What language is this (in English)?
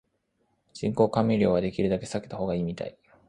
Japanese